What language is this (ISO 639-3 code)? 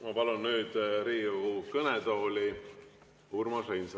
est